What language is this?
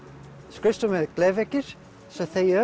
Icelandic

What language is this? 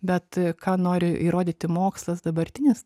Lithuanian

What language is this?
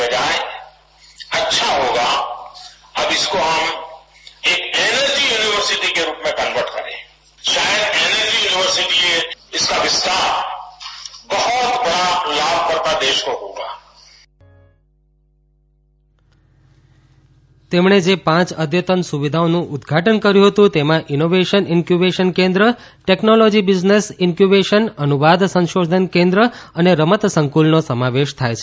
Gujarati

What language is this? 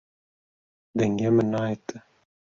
Kurdish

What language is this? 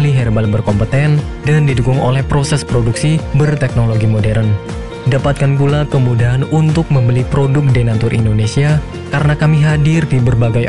Indonesian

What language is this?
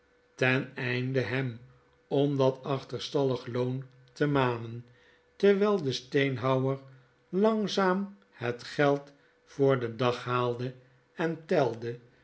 Dutch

